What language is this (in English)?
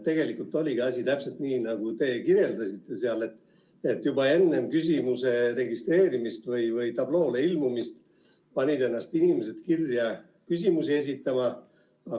Estonian